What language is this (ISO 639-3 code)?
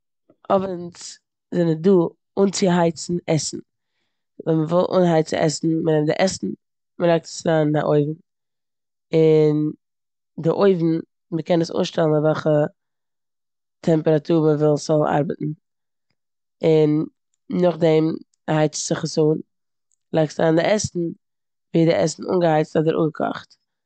yid